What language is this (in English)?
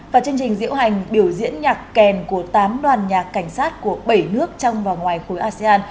Vietnamese